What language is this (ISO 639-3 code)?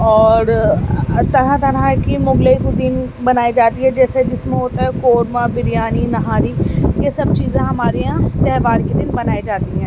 urd